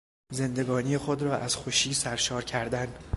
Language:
Persian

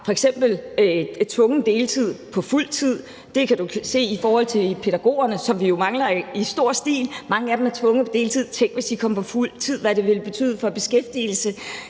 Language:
Danish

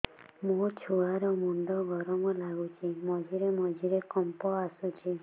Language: Odia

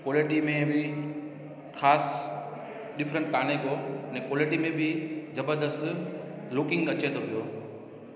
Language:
Sindhi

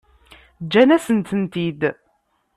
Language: Kabyle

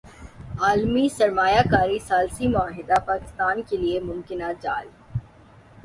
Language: Urdu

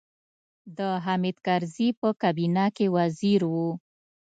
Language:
Pashto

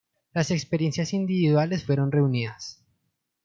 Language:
Spanish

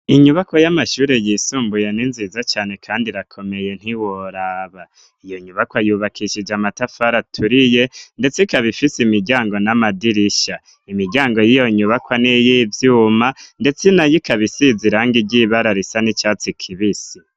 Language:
Rundi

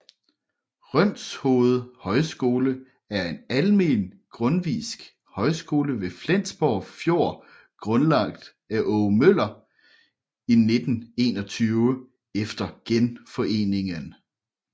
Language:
Danish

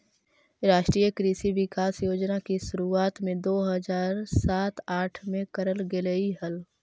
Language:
Magahi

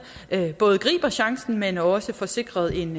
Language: Danish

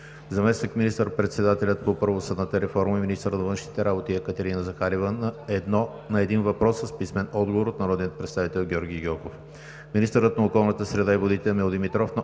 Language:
Bulgarian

